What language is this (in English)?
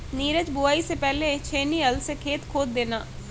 Hindi